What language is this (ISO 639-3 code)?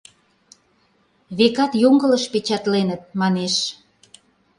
chm